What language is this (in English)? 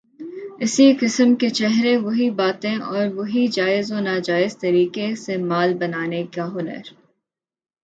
Urdu